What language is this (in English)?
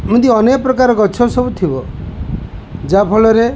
Odia